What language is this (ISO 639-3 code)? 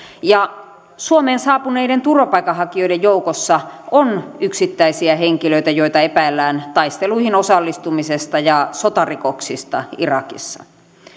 fin